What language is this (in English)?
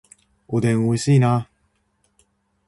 Japanese